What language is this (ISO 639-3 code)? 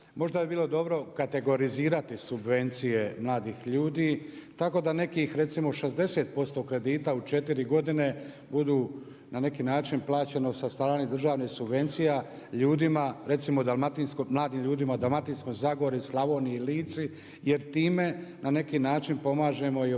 hrv